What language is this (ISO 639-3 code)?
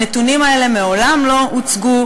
heb